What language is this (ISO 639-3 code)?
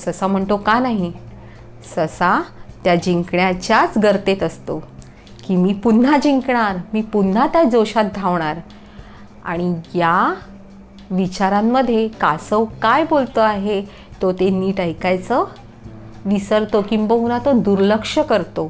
mar